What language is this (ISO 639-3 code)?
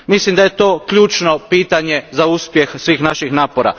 hrv